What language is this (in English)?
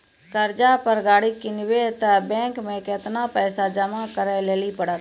Maithili